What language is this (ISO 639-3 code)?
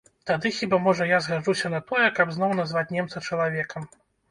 bel